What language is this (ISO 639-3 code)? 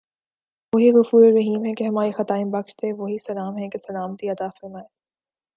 urd